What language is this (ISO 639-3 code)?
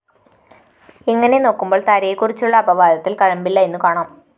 mal